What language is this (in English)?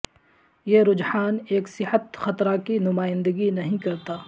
Urdu